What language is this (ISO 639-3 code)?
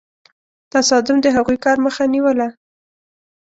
pus